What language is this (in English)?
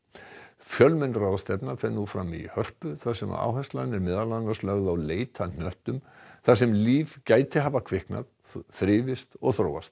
Icelandic